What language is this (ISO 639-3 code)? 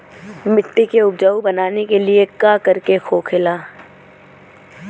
bho